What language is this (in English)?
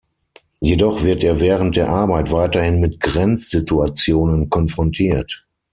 German